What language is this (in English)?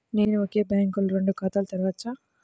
Telugu